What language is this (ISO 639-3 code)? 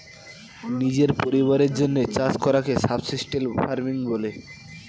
ben